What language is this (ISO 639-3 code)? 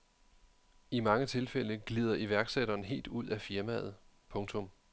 dan